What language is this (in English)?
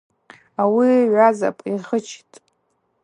Abaza